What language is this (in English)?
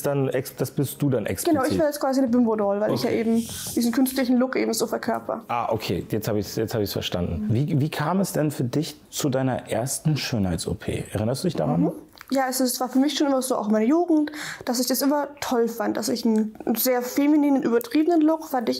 German